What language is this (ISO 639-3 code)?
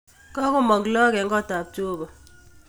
kln